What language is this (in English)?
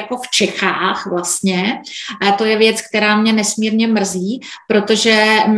Czech